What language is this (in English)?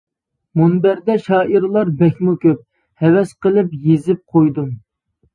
Uyghur